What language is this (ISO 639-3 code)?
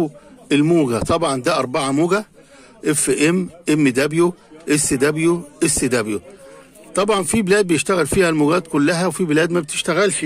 ara